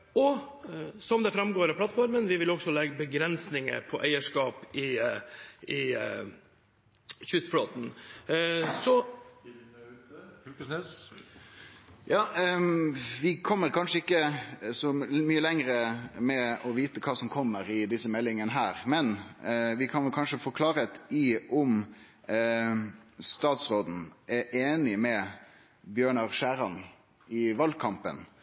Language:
Norwegian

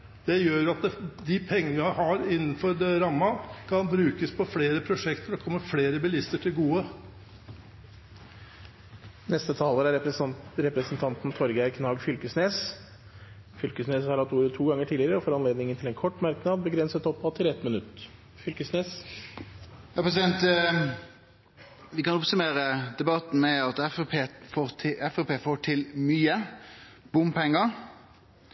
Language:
Norwegian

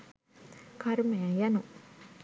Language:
Sinhala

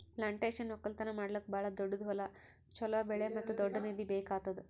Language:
Kannada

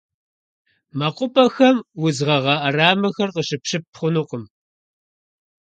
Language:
Kabardian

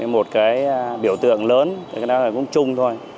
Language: Vietnamese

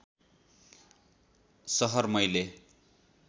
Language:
Nepali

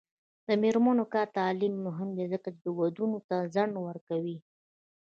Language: Pashto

